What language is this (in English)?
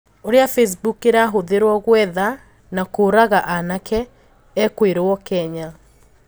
Kikuyu